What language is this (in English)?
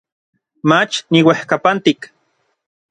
Orizaba Nahuatl